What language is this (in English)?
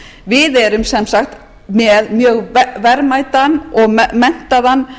Icelandic